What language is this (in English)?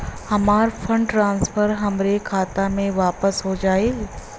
Bhojpuri